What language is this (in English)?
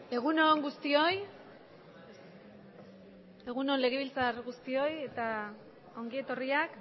Basque